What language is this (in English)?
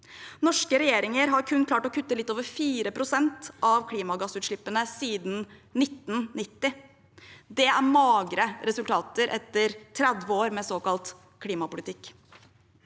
Norwegian